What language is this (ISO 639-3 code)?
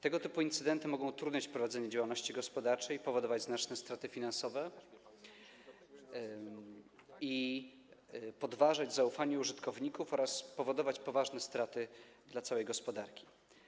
pol